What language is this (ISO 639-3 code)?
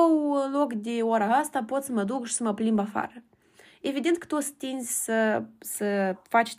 ron